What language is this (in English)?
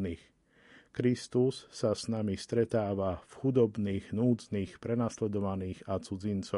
Slovak